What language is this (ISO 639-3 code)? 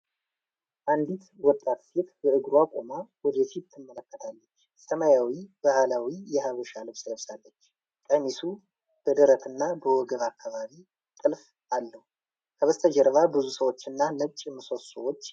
amh